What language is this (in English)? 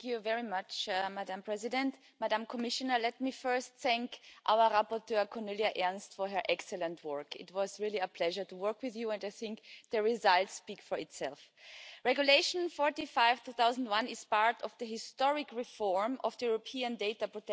French